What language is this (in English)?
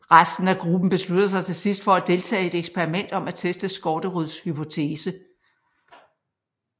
Danish